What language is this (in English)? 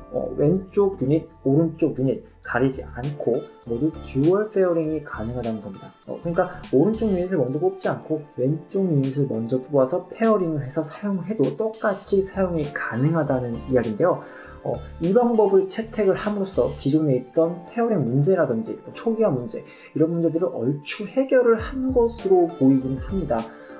Korean